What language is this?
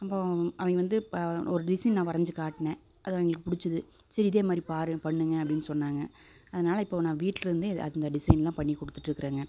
Tamil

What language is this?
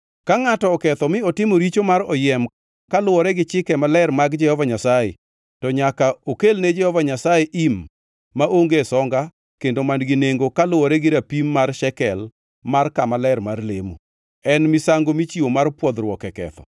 Luo (Kenya and Tanzania)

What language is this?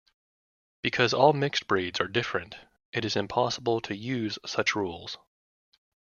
English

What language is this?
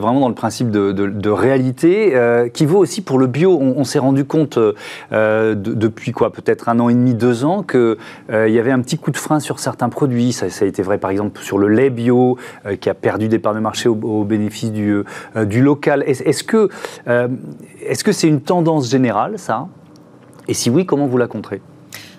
French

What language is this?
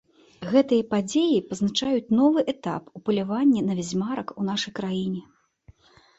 Belarusian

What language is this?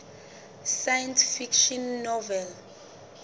Southern Sotho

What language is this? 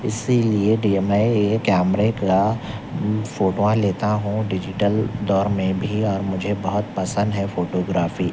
Urdu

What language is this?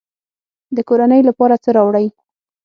Pashto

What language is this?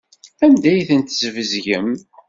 Kabyle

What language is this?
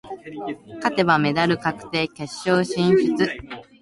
Japanese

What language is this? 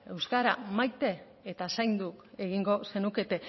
Basque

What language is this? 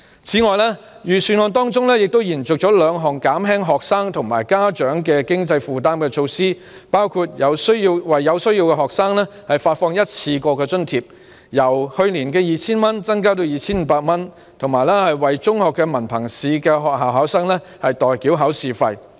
Cantonese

